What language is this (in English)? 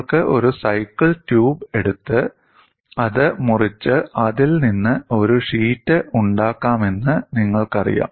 Malayalam